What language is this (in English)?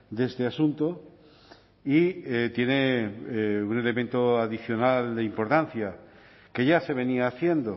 Spanish